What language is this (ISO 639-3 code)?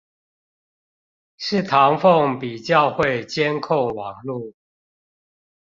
zho